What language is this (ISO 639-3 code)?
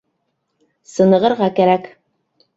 bak